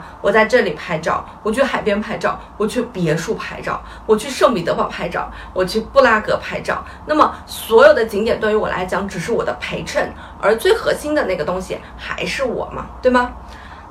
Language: Chinese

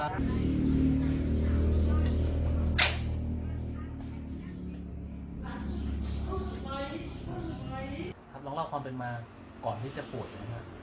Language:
Thai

